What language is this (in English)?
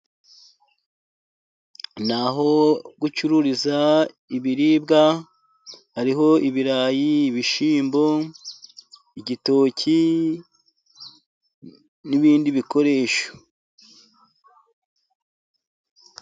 Kinyarwanda